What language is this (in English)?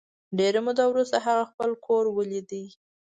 Pashto